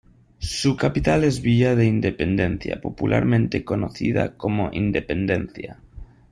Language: Spanish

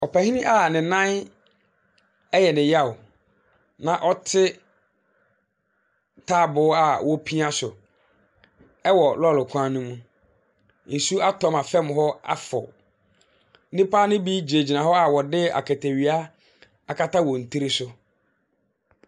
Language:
Akan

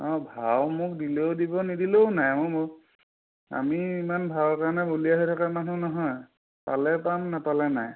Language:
Assamese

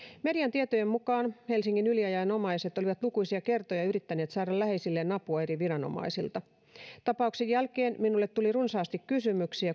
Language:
Finnish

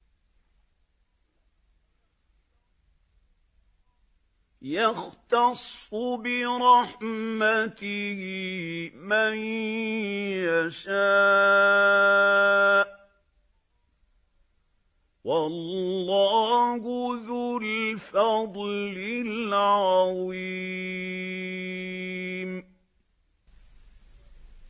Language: Arabic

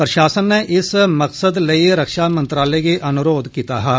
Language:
Dogri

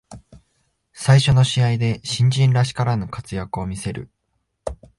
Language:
Japanese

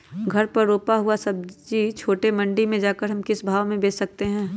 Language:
Magahi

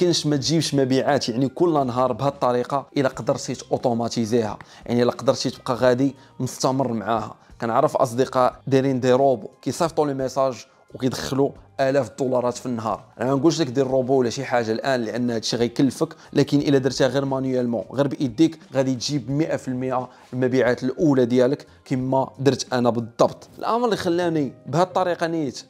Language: Arabic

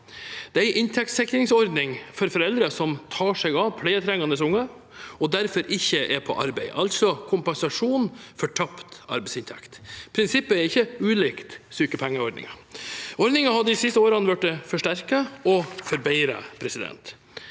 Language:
Norwegian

